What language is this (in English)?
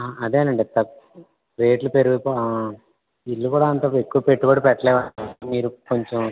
Telugu